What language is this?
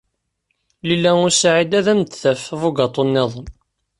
Kabyle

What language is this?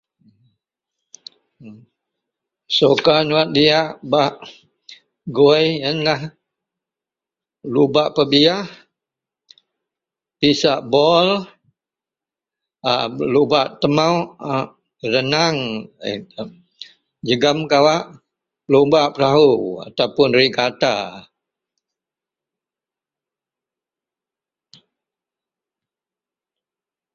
Central Melanau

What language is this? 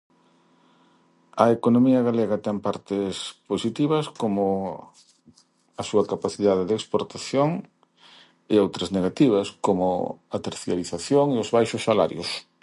Galician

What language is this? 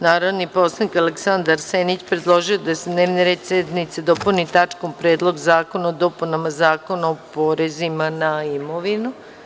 Serbian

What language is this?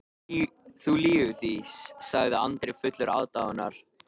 Icelandic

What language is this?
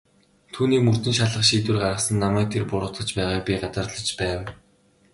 Mongolian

